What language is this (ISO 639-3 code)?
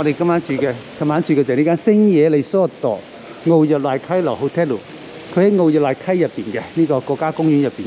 zho